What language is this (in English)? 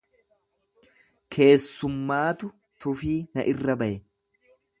Oromo